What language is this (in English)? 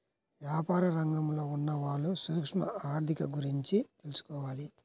Telugu